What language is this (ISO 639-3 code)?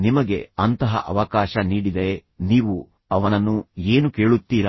kan